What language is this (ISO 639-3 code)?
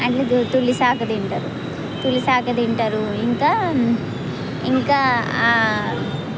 tel